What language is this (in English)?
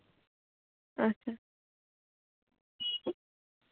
Kashmiri